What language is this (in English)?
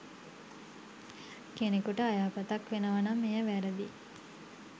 Sinhala